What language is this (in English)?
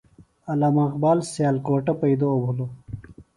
Phalura